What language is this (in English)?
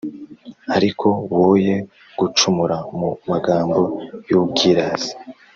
Kinyarwanda